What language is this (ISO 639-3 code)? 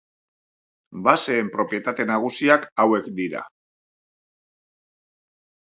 eus